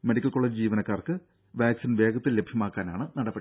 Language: Malayalam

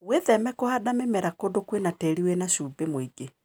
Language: Kikuyu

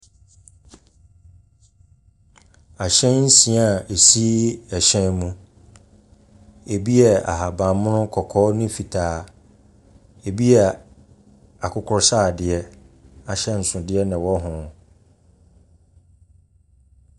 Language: Akan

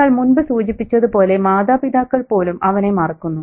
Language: Malayalam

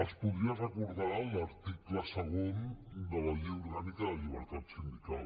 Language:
Catalan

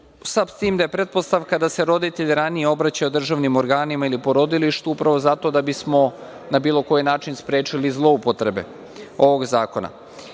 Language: Serbian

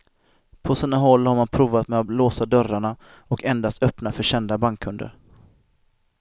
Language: Swedish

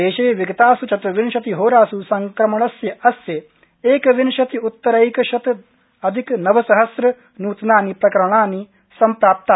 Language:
Sanskrit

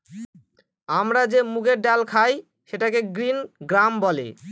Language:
Bangla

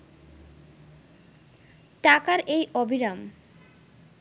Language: Bangla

